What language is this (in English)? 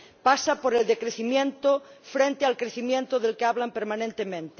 Spanish